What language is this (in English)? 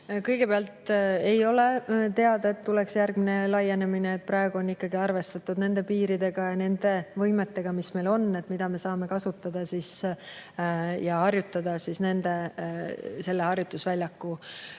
Estonian